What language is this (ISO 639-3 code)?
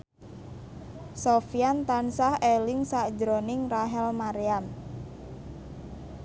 jav